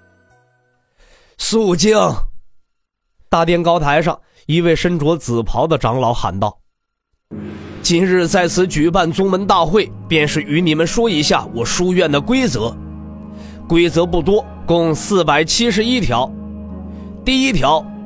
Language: Chinese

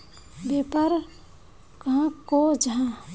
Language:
Magahi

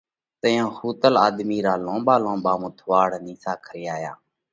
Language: Parkari Koli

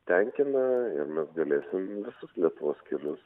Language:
Lithuanian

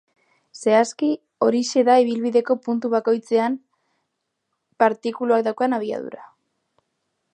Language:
Basque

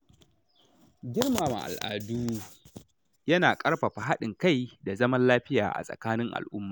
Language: Hausa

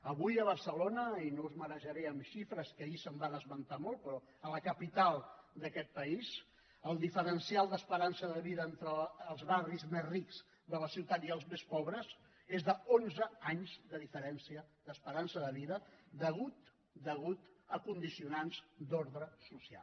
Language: Catalan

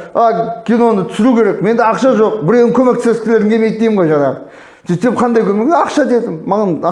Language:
Turkish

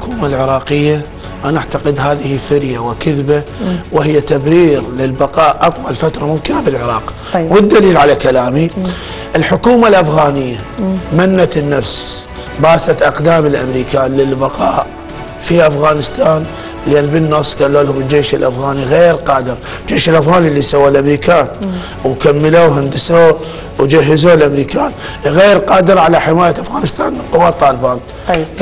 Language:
Arabic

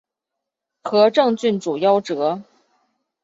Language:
Chinese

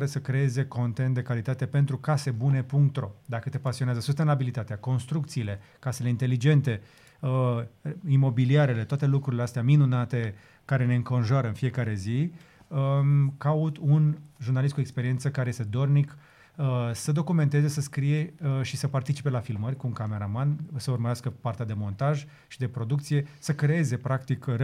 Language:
Romanian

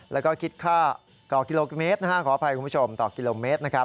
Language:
Thai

